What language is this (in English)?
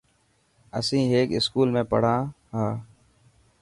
Dhatki